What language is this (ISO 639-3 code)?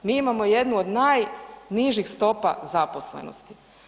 hrv